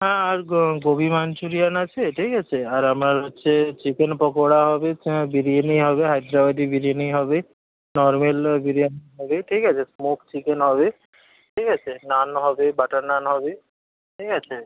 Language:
Bangla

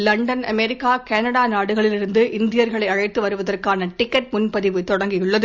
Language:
Tamil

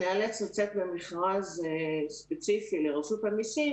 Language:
Hebrew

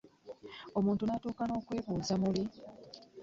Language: Ganda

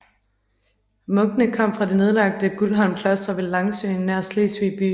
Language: Danish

